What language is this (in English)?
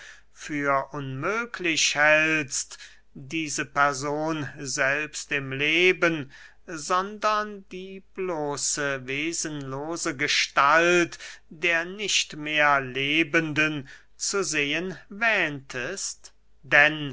German